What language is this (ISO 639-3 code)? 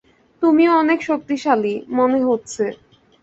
ben